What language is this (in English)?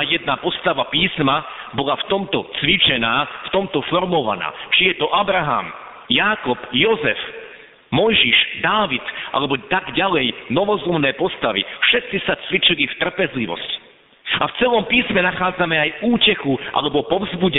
Slovak